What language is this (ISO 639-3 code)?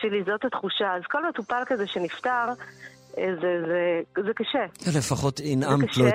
heb